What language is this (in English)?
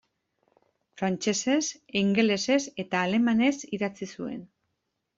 Basque